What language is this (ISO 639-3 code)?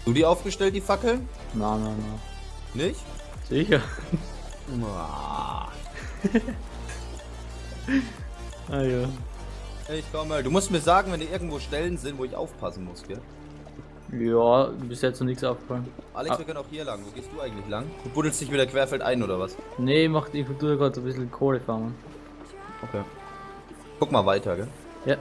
deu